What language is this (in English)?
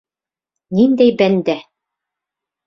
Bashkir